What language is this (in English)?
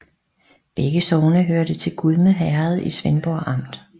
Danish